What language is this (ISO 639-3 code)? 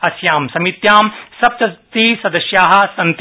san